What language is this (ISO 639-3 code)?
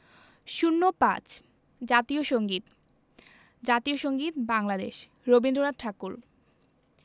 ben